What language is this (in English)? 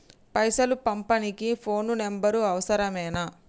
Telugu